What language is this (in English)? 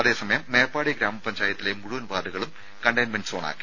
Malayalam